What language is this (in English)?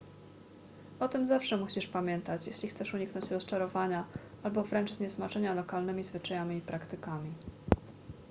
Polish